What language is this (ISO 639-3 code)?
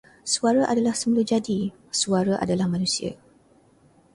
msa